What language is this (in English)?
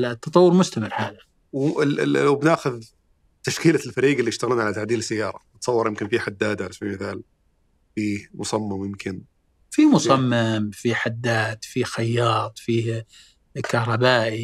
Arabic